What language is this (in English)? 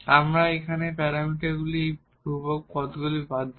Bangla